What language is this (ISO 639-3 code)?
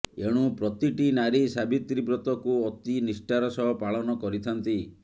ori